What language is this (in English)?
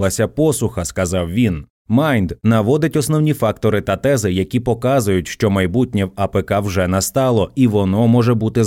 Ukrainian